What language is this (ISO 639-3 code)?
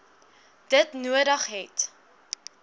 afr